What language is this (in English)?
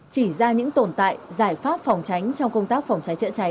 Vietnamese